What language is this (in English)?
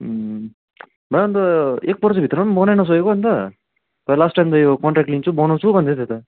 Nepali